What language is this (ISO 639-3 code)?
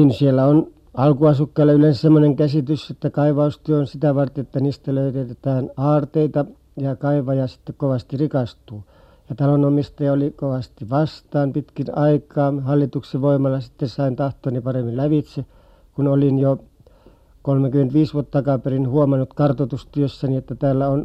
fin